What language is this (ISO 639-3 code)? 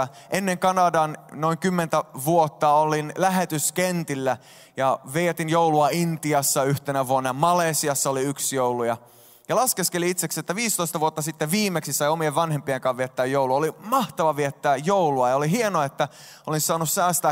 fin